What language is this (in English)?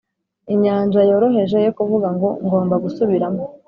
Kinyarwanda